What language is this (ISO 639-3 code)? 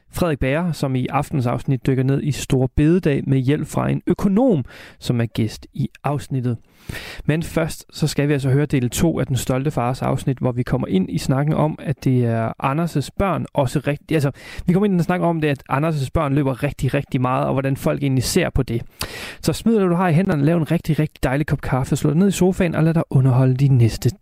dan